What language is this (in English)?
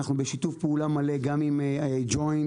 Hebrew